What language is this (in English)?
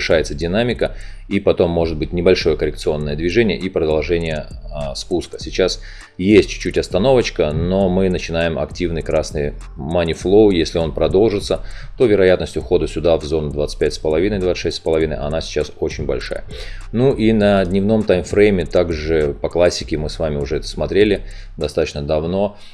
Russian